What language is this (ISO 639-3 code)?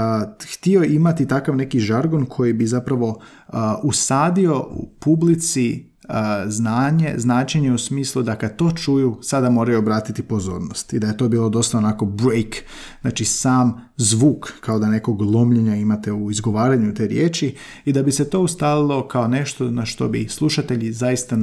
hrv